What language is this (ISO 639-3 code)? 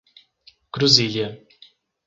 por